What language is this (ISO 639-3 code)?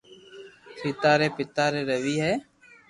lrk